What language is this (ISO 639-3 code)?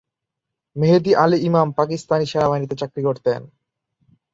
ben